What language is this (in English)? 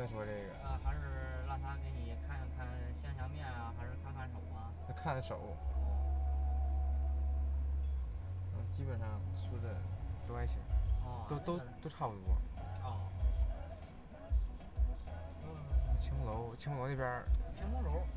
Chinese